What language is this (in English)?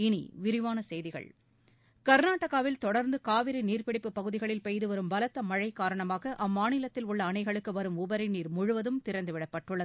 Tamil